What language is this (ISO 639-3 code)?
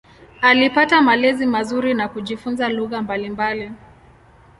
swa